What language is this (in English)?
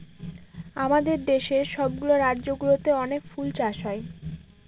Bangla